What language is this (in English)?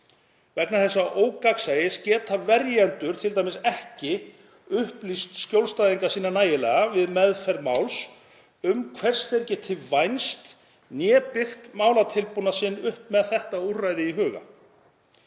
Icelandic